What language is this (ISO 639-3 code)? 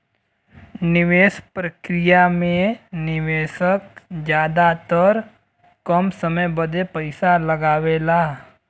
bho